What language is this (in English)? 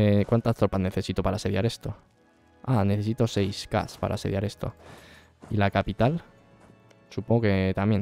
Spanish